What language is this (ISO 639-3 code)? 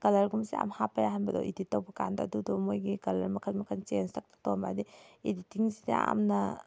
mni